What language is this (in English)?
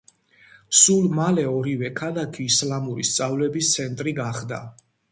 Georgian